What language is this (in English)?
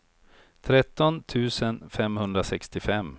Swedish